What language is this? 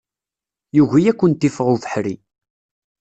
Kabyle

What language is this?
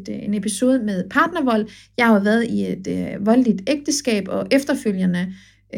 Danish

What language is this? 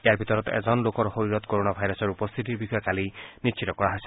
Assamese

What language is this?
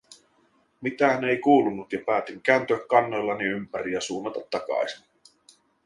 Finnish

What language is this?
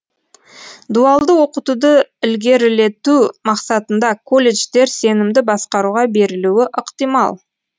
Kazakh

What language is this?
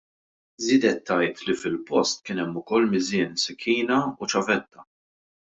Maltese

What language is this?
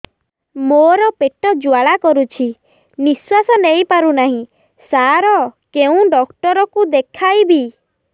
Odia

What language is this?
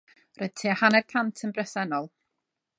Welsh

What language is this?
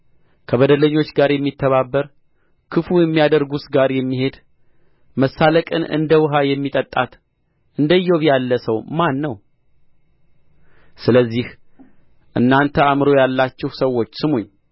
Amharic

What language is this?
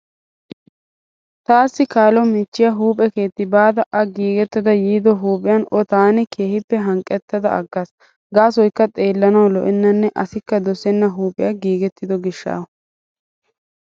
Wolaytta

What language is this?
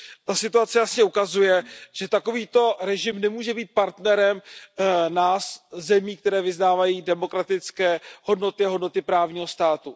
Czech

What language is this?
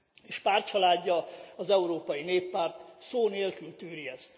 Hungarian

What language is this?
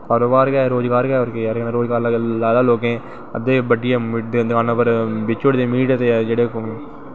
Dogri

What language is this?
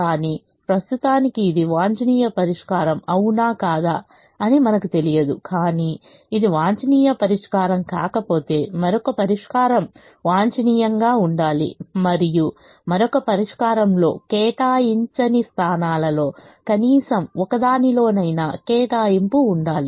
Telugu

